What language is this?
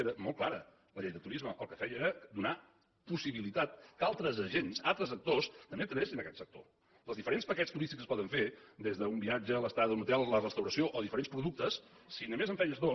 Catalan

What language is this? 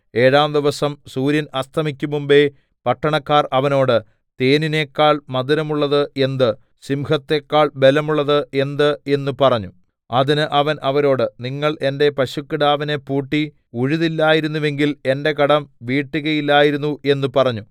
Malayalam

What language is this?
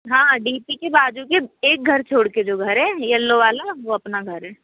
Hindi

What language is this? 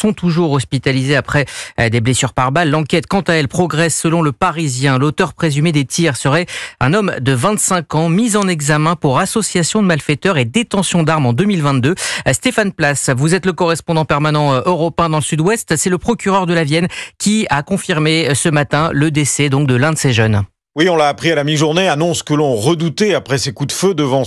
French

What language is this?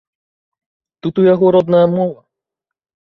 Belarusian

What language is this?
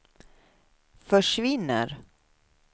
Swedish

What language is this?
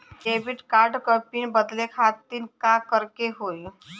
Bhojpuri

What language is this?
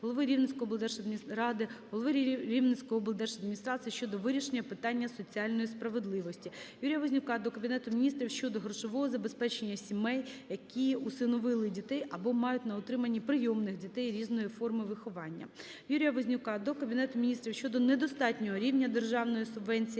Ukrainian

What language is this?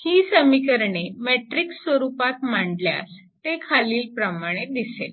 Marathi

